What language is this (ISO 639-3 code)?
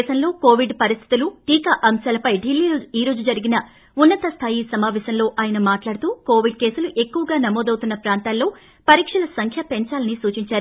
tel